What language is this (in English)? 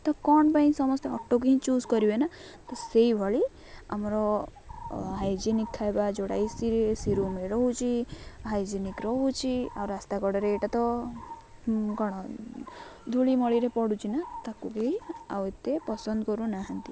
Odia